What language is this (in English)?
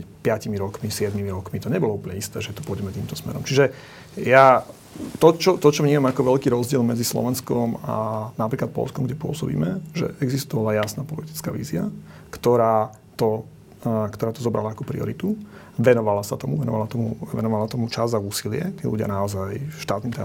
Slovak